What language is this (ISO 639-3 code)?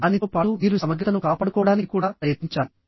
tel